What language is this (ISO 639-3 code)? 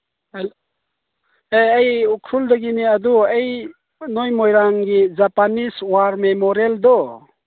mni